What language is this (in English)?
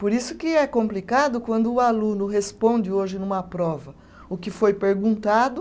Portuguese